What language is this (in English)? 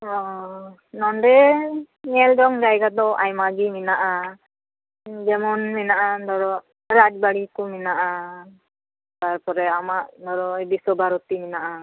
Santali